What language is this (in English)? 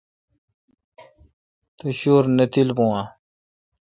Kalkoti